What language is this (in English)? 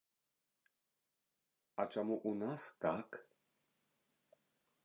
Belarusian